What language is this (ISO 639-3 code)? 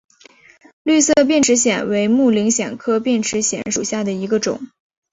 zho